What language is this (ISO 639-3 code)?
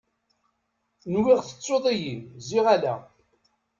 kab